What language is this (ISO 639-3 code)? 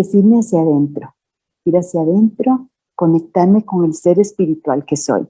spa